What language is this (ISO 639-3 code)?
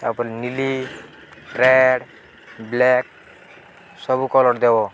ori